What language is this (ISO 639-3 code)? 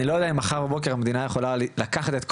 heb